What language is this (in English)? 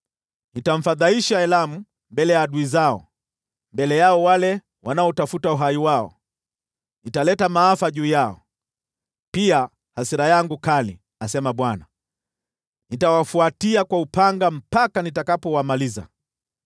Swahili